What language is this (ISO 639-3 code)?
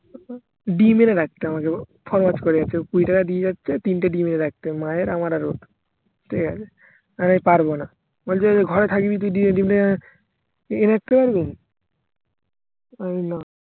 ben